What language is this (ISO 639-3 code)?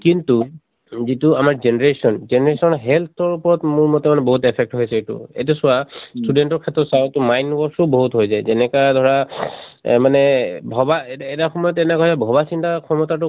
asm